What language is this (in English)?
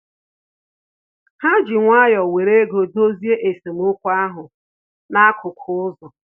Igbo